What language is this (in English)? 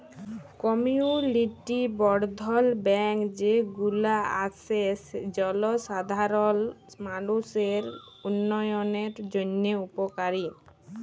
Bangla